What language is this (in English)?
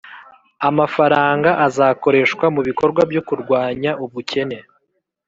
Kinyarwanda